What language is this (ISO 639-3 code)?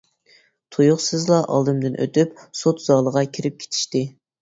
uig